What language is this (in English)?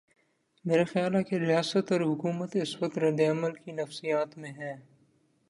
Urdu